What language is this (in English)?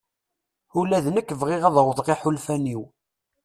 Kabyle